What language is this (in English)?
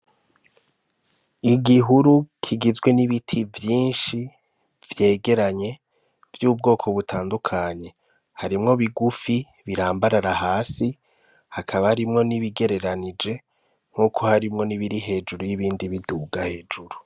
Rundi